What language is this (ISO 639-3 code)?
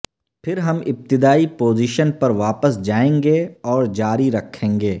urd